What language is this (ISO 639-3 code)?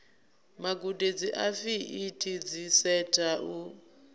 ven